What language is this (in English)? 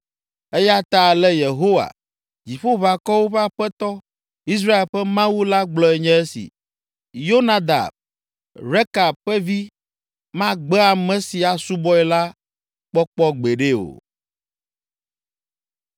Ewe